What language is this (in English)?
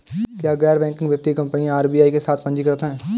Hindi